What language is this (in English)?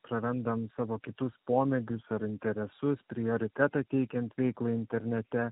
Lithuanian